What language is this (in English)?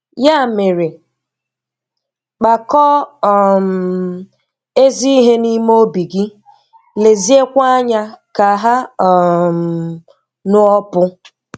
Igbo